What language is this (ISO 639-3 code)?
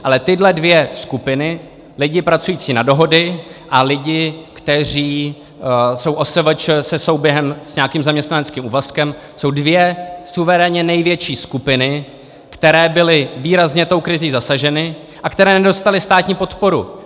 ces